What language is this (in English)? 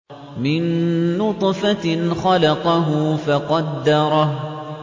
Arabic